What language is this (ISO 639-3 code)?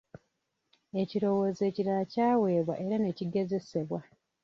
lug